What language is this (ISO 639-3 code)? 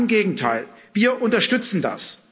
deu